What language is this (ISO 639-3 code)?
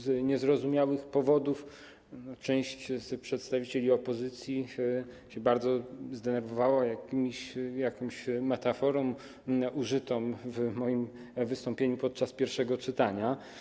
pol